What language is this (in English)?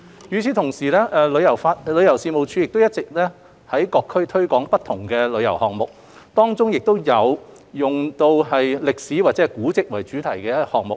Cantonese